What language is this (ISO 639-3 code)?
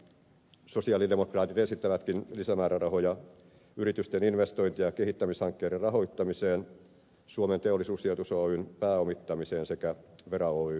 fin